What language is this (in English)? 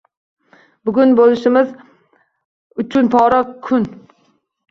Uzbek